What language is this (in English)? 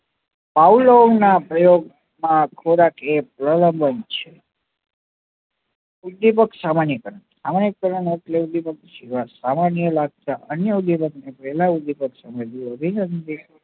Gujarati